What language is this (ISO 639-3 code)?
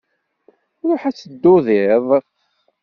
kab